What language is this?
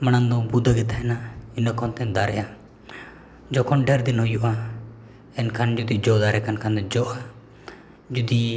Santali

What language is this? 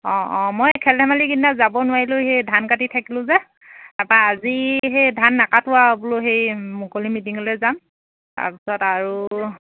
Assamese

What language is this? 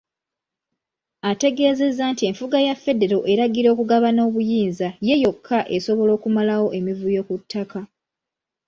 Ganda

